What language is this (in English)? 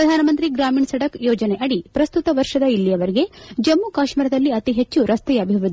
Kannada